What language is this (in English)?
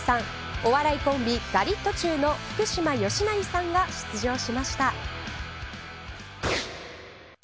Japanese